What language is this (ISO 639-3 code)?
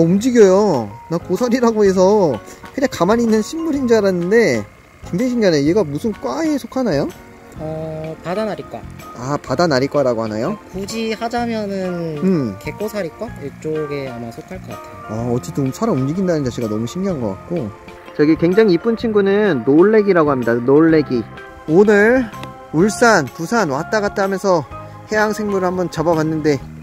kor